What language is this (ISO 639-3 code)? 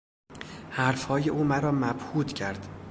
fas